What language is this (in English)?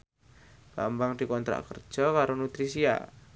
Javanese